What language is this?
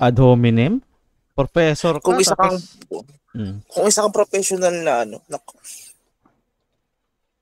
Filipino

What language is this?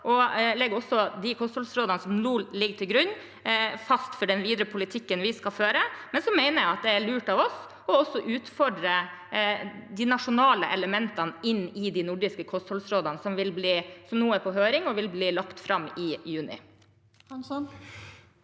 Norwegian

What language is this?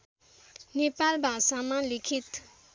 Nepali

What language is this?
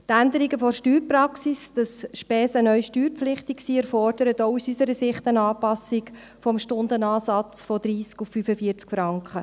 Swiss German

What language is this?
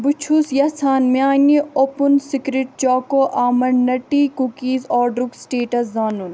Kashmiri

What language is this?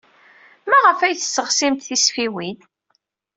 Kabyle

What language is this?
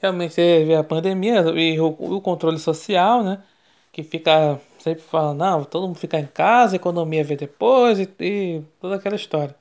Portuguese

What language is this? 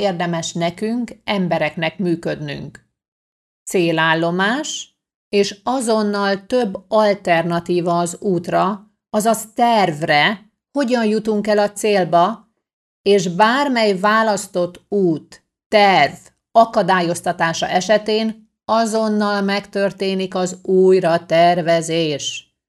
Hungarian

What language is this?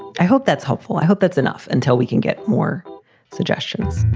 English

